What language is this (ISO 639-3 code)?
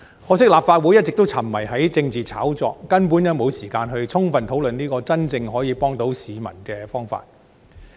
yue